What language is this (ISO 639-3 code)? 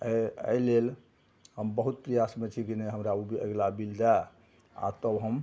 mai